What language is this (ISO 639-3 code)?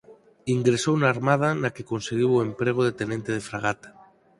glg